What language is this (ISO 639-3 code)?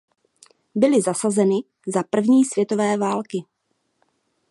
ces